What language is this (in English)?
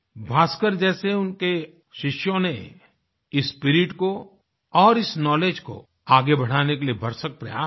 Hindi